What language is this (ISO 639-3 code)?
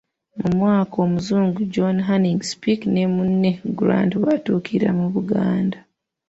lug